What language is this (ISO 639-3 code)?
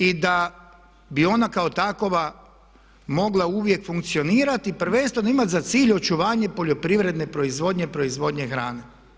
hrv